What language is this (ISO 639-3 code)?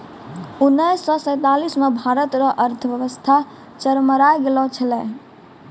mai